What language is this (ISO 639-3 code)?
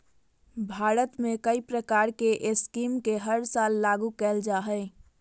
mag